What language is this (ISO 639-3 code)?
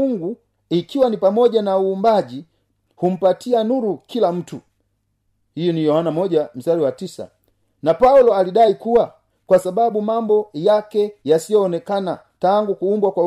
swa